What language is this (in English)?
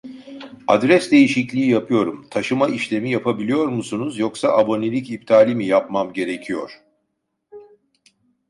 Turkish